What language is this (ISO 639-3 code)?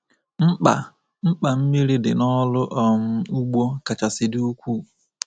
ibo